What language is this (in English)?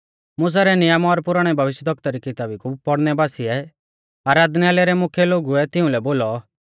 Mahasu Pahari